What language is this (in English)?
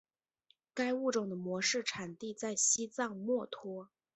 Chinese